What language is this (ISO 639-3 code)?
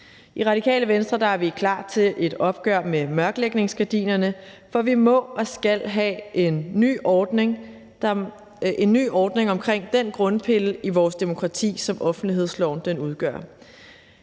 dan